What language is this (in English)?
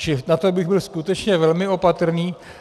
Czech